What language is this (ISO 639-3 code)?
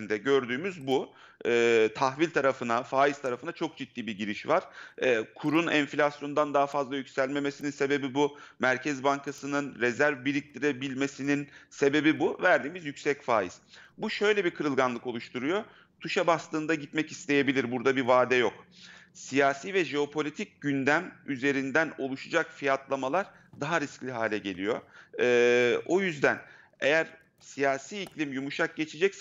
tur